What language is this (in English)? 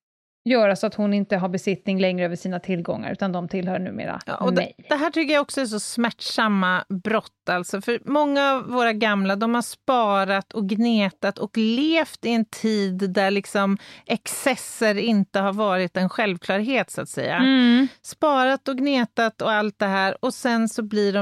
Swedish